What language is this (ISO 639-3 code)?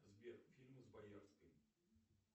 rus